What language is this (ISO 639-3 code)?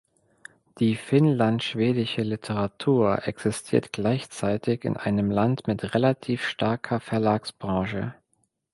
deu